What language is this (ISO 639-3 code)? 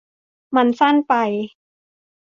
tha